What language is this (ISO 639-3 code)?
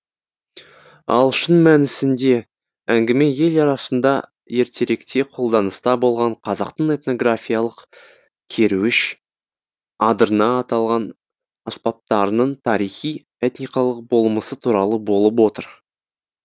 kaz